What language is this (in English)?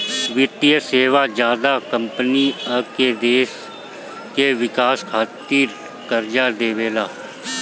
Bhojpuri